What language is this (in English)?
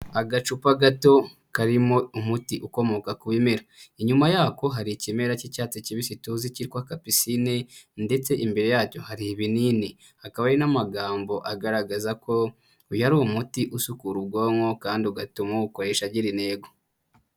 Kinyarwanda